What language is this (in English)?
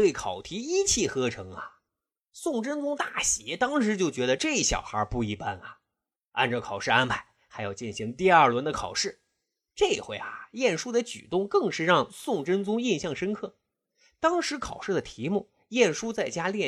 Chinese